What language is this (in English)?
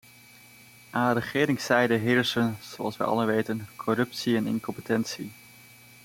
Dutch